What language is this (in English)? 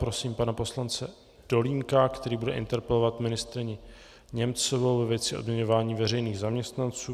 Czech